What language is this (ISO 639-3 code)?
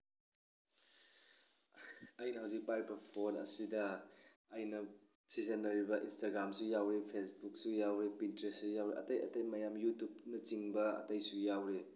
mni